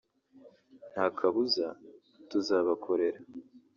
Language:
Kinyarwanda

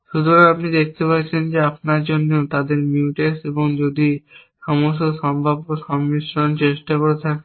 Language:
Bangla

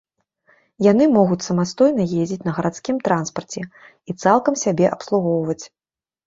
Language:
Belarusian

